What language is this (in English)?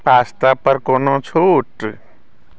Maithili